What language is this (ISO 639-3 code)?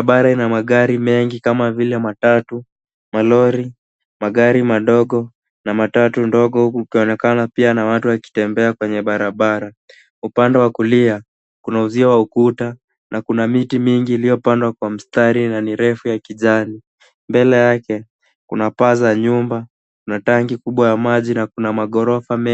swa